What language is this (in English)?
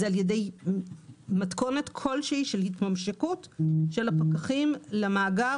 Hebrew